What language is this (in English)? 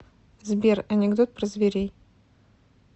Russian